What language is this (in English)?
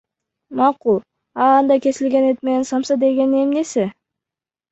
Kyrgyz